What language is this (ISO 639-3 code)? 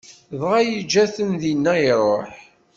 kab